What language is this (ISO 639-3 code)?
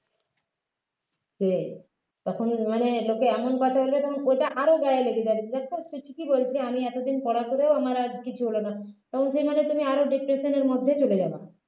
ben